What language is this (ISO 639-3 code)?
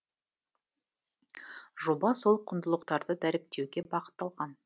kaz